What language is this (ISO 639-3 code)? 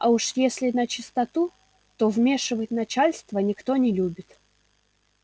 rus